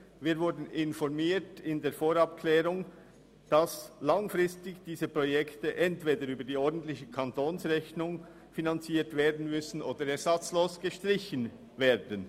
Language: Swiss German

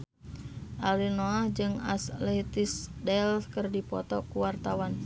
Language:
Sundanese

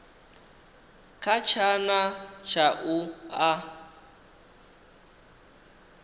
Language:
Venda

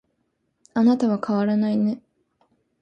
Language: Japanese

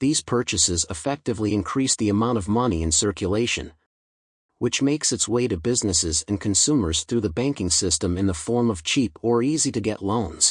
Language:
English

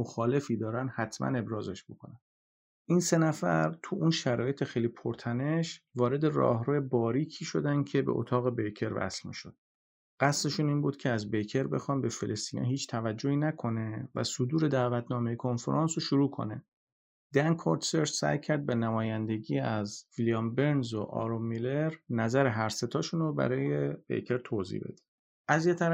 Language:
Persian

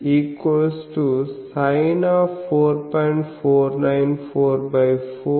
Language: Telugu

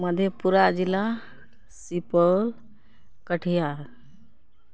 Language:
Maithili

